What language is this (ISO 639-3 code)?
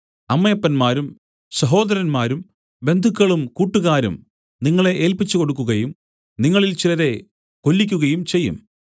mal